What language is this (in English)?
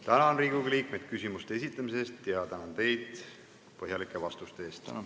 Estonian